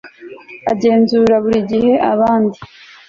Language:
Kinyarwanda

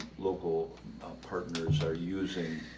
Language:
English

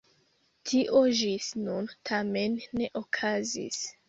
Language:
Esperanto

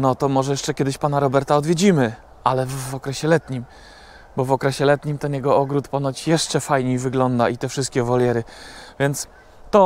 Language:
Polish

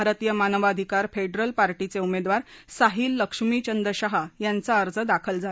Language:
Marathi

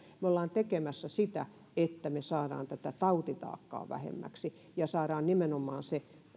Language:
Finnish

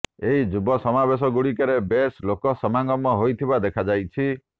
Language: Odia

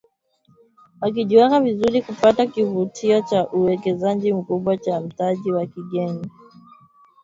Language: Swahili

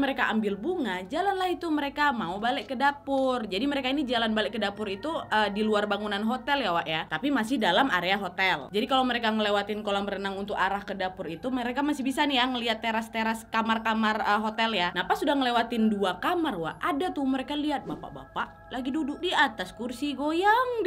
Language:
Indonesian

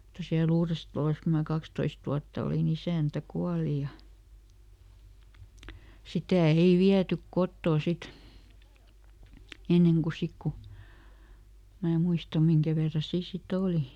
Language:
Finnish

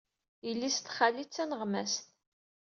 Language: Kabyle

